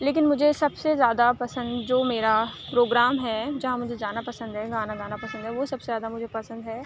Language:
Urdu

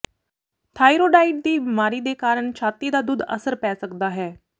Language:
Punjabi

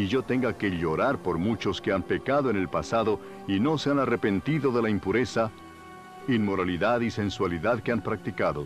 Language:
Spanish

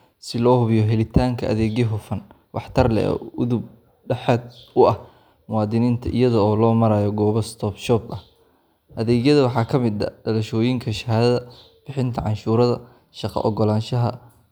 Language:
Somali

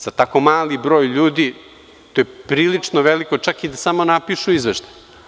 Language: Serbian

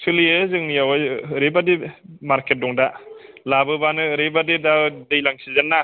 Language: Bodo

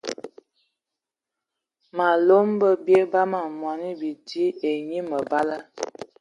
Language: Ewondo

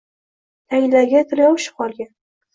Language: Uzbek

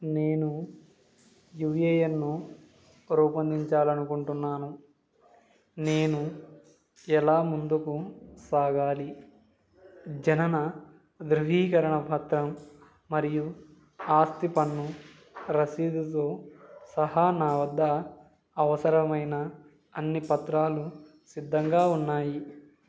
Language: Telugu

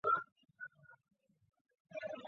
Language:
Chinese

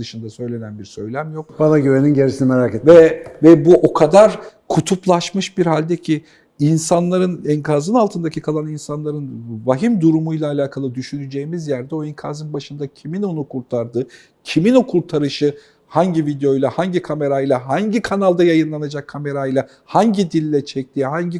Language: Turkish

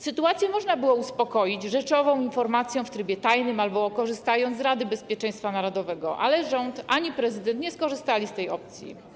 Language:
Polish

